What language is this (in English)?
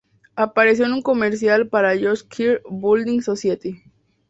Spanish